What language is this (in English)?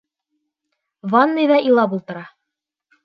Bashkir